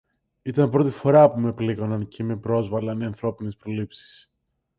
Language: Greek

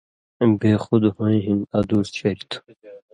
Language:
Indus Kohistani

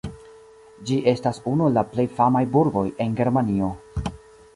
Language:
Esperanto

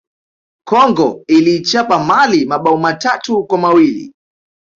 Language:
Swahili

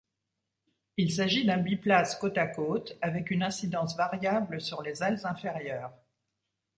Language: French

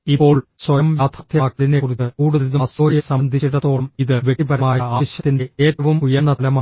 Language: Malayalam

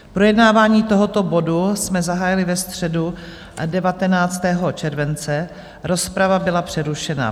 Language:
Czech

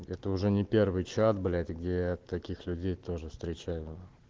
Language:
Russian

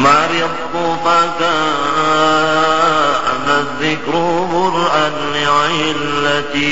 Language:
Arabic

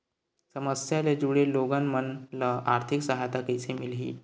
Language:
Chhattisgarhi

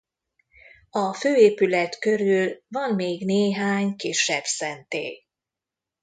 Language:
Hungarian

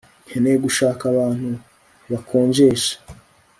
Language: Kinyarwanda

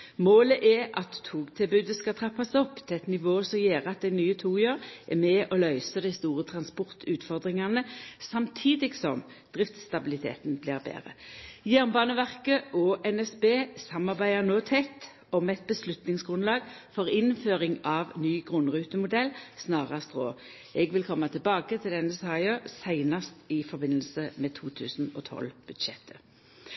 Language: Norwegian Nynorsk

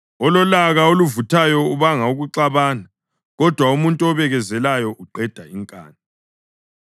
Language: North Ndebele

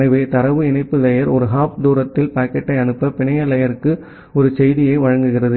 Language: Tamil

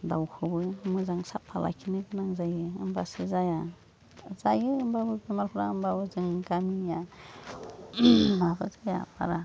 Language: Bodo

